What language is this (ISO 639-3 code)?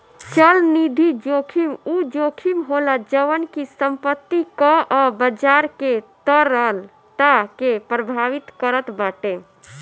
bho